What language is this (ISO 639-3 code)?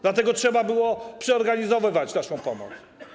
pol